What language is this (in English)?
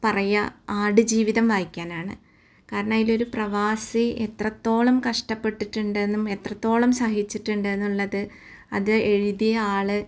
Malayalam